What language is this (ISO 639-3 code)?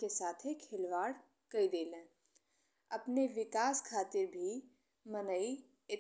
bho